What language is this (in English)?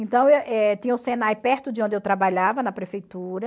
Portuguese